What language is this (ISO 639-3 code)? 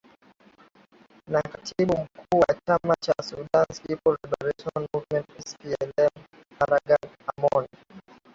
swa